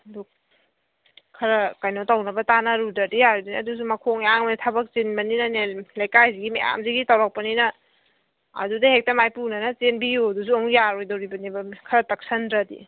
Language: Manipuri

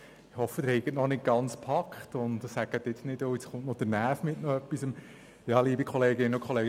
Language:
Swiss German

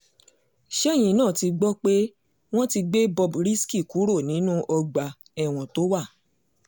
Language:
Yoruba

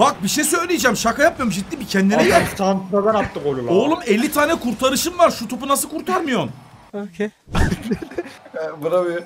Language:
Turkish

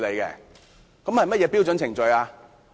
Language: Cantonese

